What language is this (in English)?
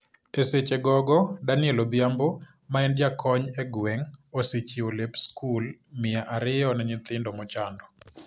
Luo (Kenya and Tanzania)